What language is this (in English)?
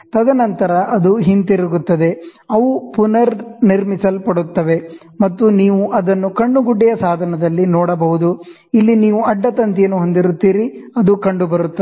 Kannada